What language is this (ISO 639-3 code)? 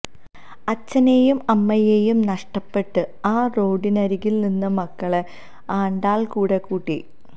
mal